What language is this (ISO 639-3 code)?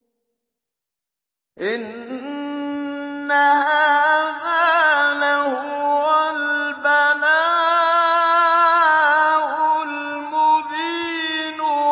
ara